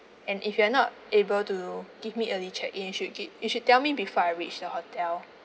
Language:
English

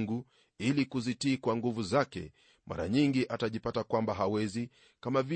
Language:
Swahili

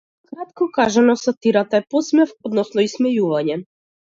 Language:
Macedonian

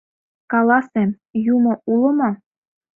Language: Mari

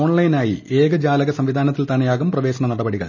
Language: Malayalam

